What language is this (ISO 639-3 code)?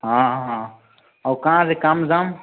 ori